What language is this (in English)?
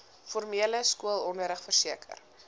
Afrikaans